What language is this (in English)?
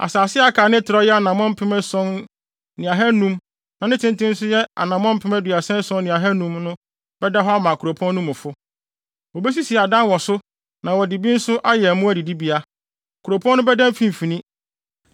Akan